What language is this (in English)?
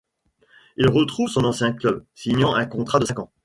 French